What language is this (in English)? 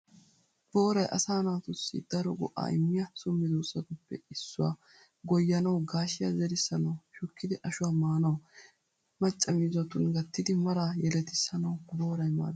Wolaytta